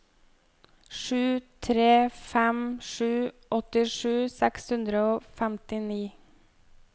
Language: Norwegian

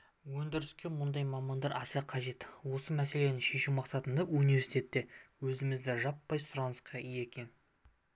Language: Kazakh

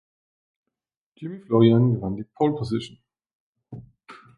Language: German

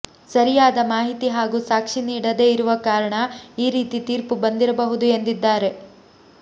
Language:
Kannada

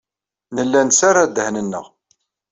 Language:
Kabyle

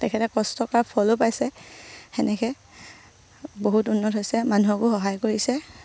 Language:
Assamese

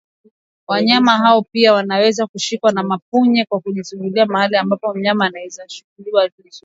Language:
Swahili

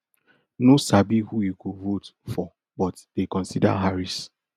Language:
Nigerian Pidgin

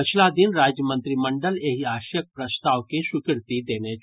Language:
Maithili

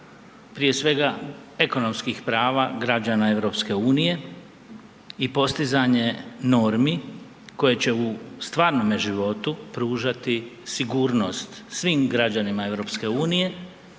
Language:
Croatian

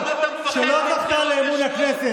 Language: Hebrew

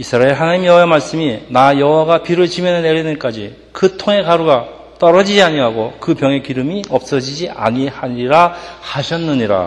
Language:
Korean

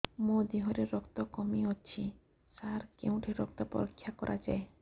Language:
Odia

